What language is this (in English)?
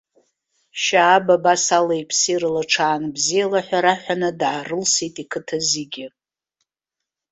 Abkhazian